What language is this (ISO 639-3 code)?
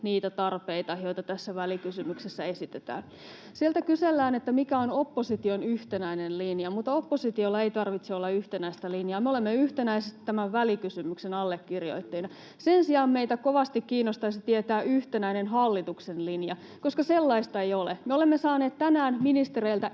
fin